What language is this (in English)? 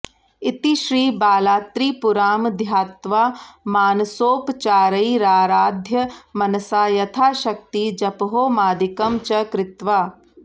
Sanskrit